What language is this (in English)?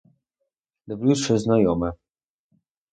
Ukrainian